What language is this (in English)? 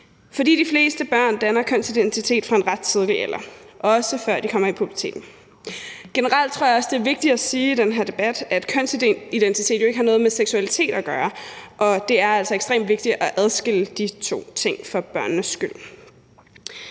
Danish